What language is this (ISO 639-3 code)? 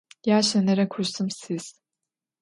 ady